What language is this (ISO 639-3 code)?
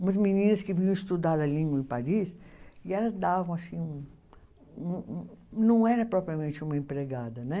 por